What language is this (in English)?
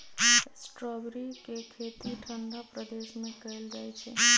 Magahi